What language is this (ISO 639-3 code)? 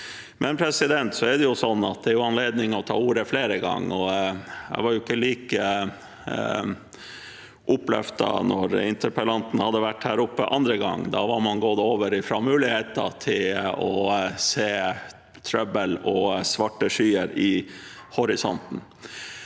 nor